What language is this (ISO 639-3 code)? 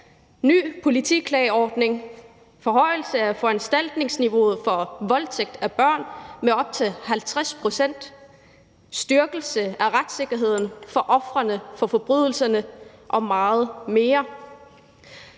dan